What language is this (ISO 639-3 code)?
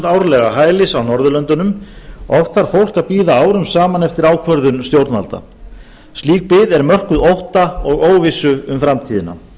isl